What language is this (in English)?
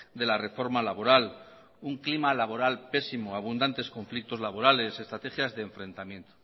Spanish